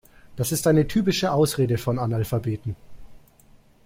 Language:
German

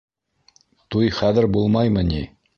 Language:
Bashkir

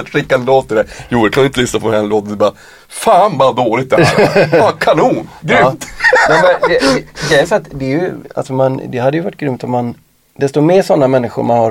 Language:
Swedish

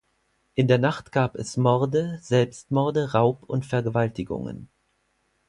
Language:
German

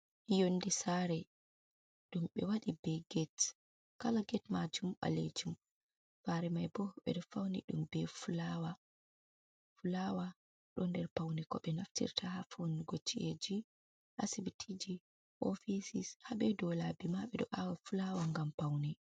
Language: Fula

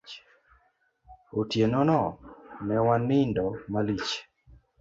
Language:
Luo (Kenya and Tanzania)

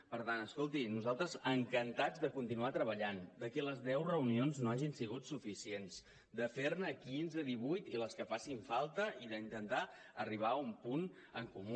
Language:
Catalan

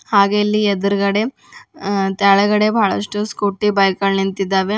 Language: Kannada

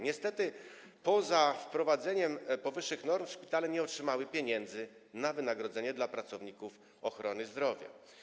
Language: Polish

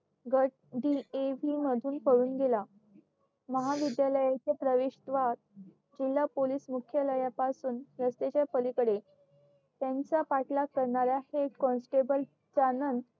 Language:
Marathi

